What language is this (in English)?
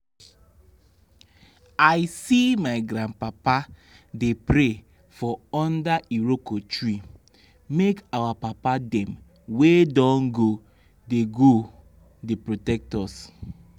Nigerian Pidgin